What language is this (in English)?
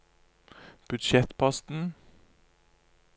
Norwegian